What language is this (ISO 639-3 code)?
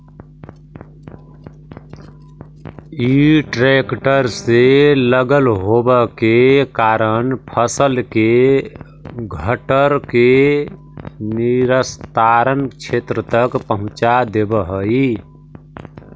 mag